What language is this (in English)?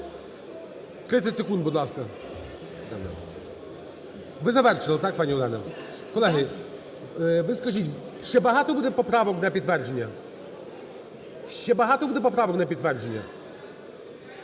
Ukrainian